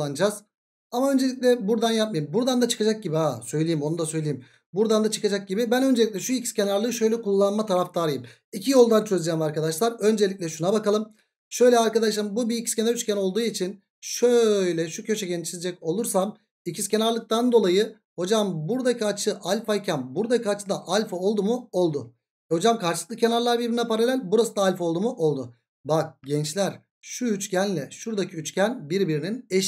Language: Turkish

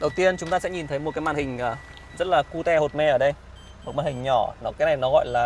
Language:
Vietnamese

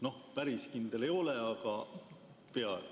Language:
Estonian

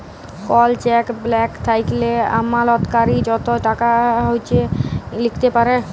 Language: Bangla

